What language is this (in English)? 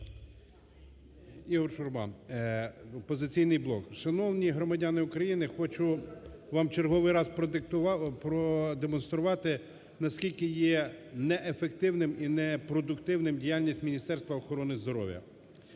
Ukrainian